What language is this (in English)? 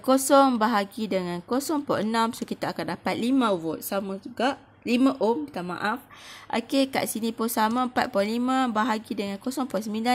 Malay